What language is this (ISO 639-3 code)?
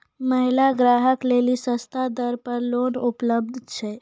mai